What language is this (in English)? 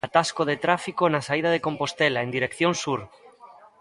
Galician